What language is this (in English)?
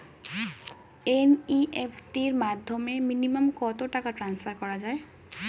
Bangla